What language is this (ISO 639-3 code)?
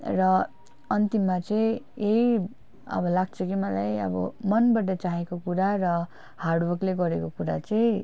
nep